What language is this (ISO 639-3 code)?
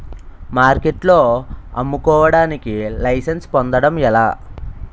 tel